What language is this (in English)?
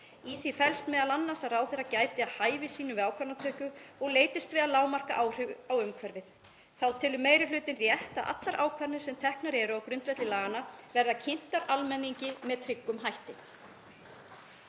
Icelandic